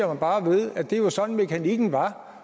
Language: Danish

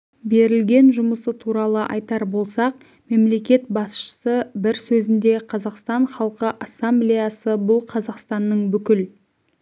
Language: Kazakh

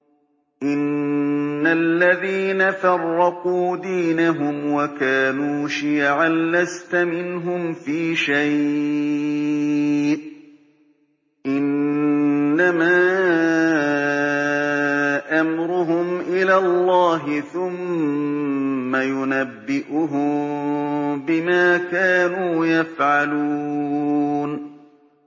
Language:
Arabic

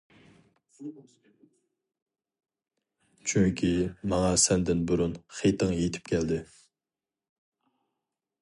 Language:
Uyghur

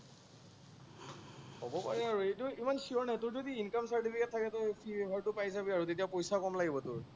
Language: Assamese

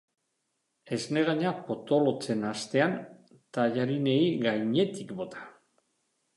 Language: Basque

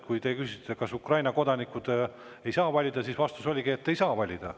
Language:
Estonian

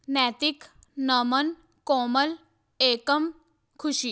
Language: Punjabi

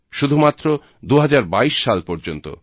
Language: Bangla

